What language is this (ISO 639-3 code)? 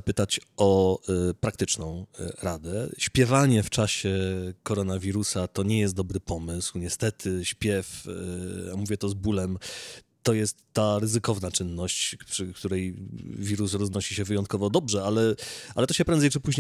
pol